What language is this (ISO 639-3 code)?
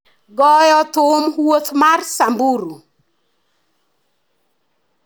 luo